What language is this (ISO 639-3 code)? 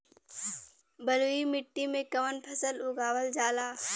bho